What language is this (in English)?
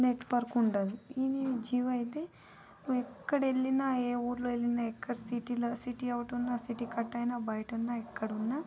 Telugu